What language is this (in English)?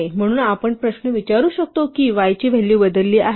Marathi